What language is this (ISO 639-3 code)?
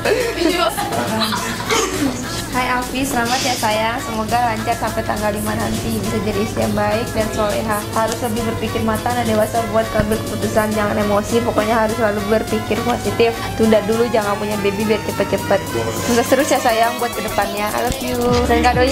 ind